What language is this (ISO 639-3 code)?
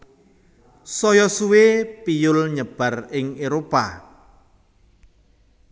jav